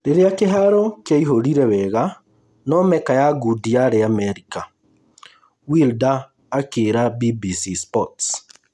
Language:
Kikuyu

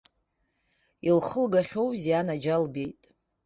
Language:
Abkhazian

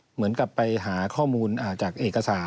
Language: Thai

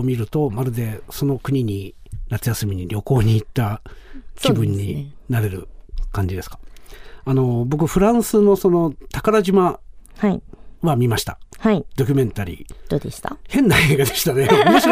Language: Japanese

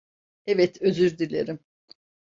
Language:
Turkish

